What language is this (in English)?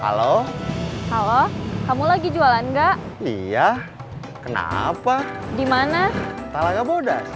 Indonesian